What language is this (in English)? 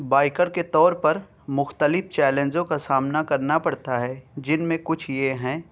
Urdu